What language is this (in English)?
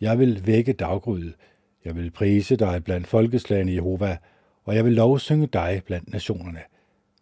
Danish